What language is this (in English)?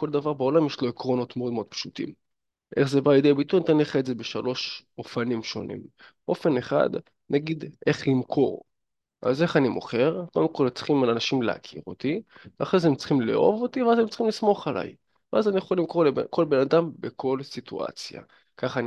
Hebrew